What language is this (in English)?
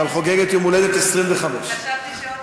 Hebrew